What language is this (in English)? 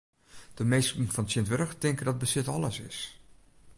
Western Frisian